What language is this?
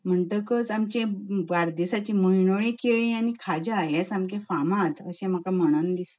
Konkani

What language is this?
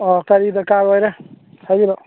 Manipuri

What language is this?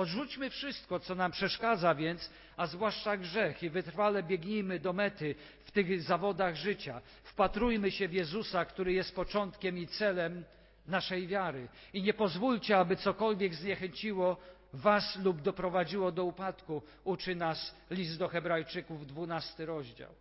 Polish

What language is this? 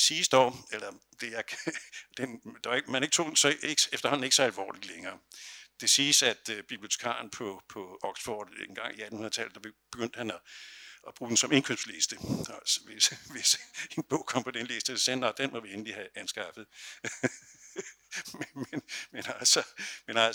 Danish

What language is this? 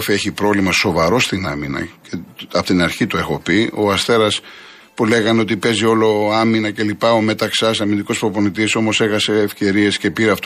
Greek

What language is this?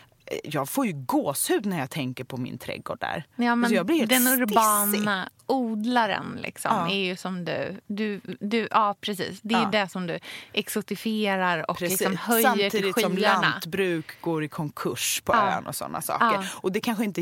Swedish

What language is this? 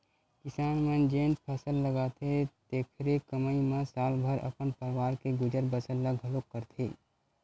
Chhattisgarhi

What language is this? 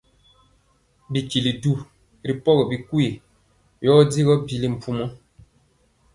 Mpiemo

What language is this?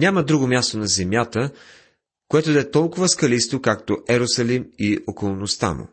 Bulgarian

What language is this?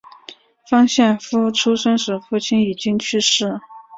Chinese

